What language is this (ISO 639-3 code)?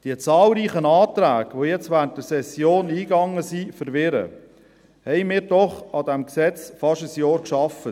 gsw